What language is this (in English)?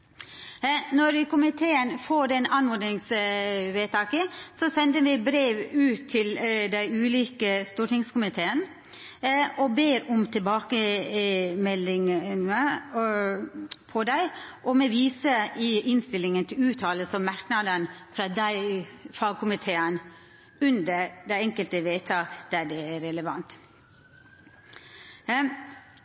Norwegian Nynorsk